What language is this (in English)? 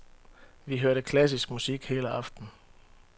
Danish